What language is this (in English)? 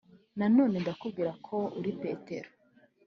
Kinyarwanda